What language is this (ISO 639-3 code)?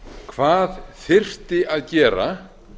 isl